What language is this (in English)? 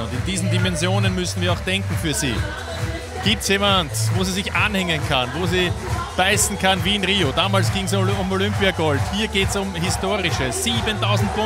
German